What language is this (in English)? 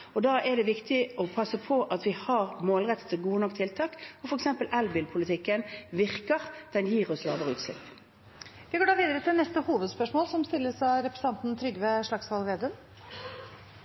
Norwegian Bokmål